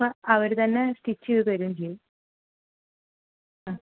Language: Malayalam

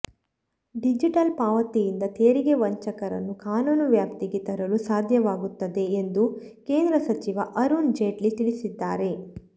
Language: Kannada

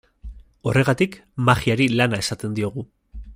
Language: Basque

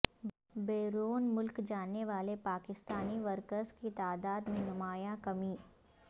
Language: Urdu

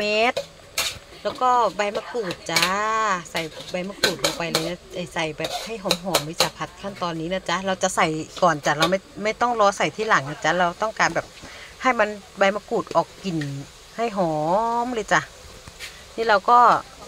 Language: Thai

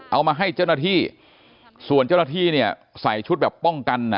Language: Thai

